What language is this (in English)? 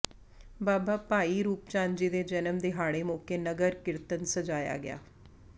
Punjabi